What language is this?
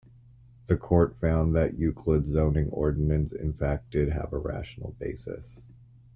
English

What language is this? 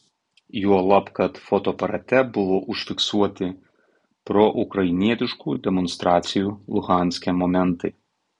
Lithuanian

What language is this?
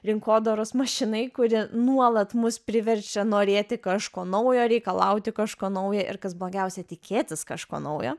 Lithuanian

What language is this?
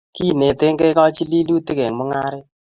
Kalenjin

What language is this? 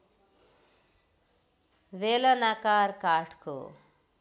Nepali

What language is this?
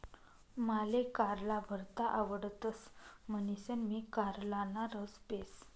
Marathi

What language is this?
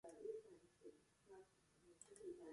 Latvian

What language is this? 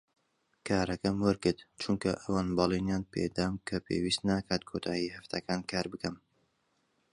Central Kurdish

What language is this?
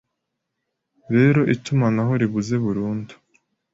Kinyarwanda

